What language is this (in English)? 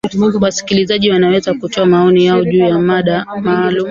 Swahili